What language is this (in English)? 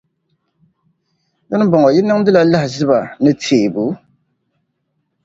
Dagbani